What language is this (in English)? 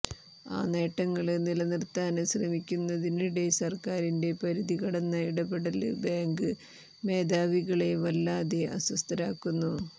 Malayalam